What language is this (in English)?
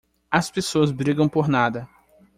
Portuguese